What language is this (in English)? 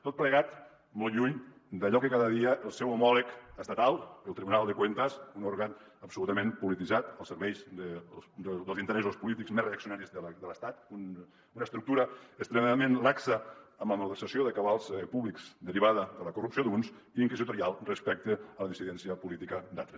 Catalan